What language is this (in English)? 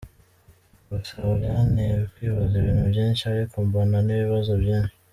Kinyarwanda